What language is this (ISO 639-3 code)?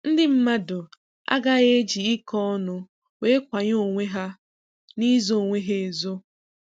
ibo